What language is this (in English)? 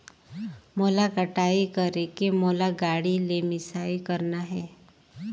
Chhattisgarhi